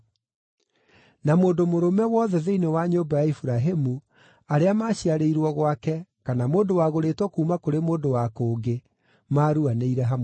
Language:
Kikuyu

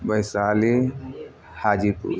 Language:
Maithili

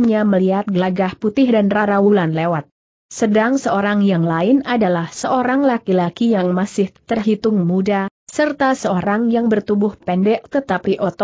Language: Indonesian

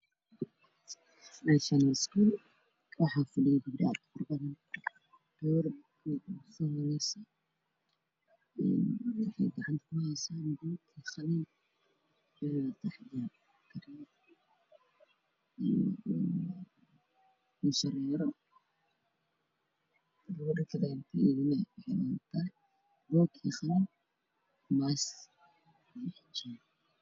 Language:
Somali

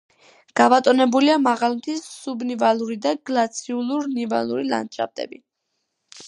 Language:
Georgian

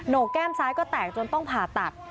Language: Thai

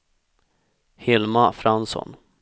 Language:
Swedish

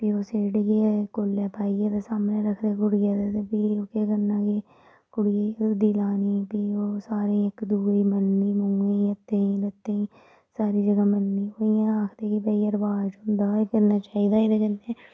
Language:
Dogri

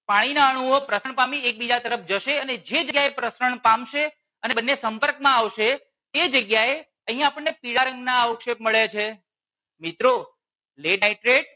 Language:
Gujarati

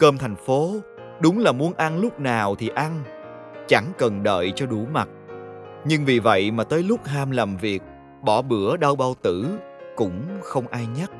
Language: Vietnamese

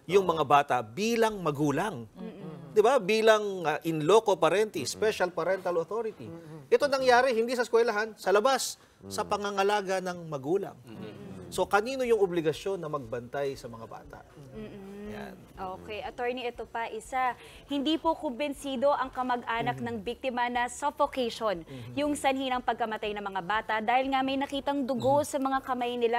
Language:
Filipino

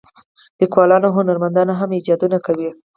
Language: Pashto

